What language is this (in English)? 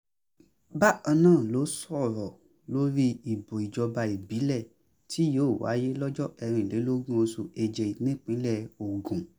Yoruba